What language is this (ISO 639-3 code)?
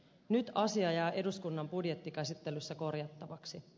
fin